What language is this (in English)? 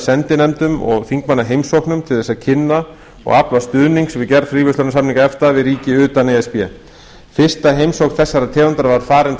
Icelandic